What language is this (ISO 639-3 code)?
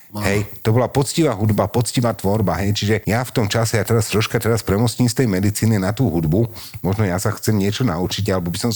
slk